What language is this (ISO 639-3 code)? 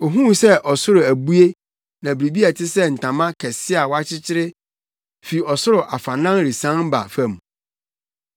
aka